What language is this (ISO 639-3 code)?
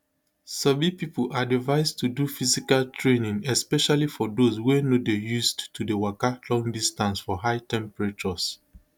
pcm